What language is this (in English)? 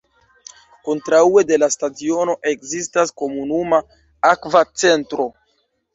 Esperanto